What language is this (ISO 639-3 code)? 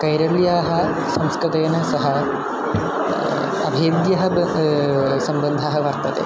san